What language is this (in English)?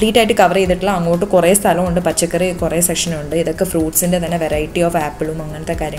English